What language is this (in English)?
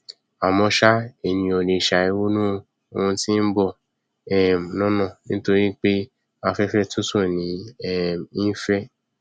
Yoruba